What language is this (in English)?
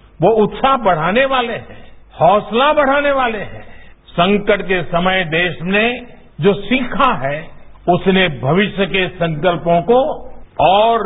Marathi